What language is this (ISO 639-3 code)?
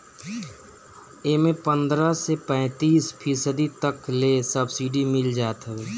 bho